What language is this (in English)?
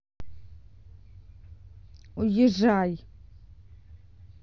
Russian